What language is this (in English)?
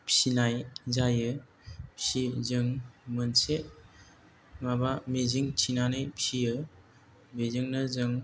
Bodo